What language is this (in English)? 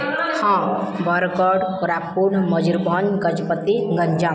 Odia